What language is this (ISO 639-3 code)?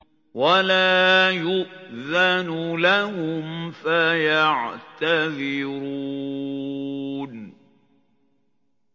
ara